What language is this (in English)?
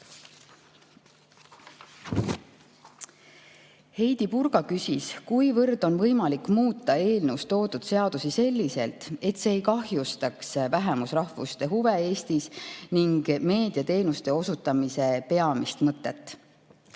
Estonian